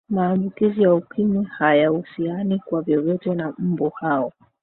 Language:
Swahili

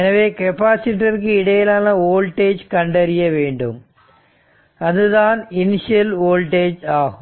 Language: Tamil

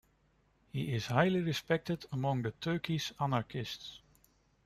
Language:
English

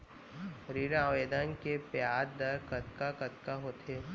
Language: Chhattisgarhi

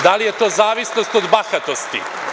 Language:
Serbian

